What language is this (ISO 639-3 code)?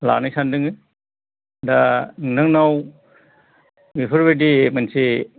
brx